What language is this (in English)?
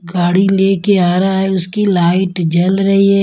Hindi